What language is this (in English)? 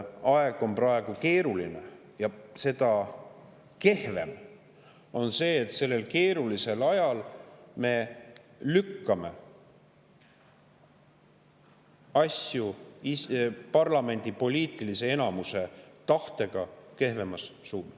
Estonian